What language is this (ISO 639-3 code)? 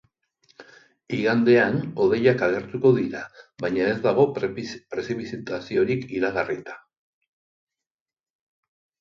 eus